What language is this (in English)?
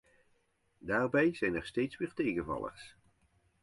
Dutch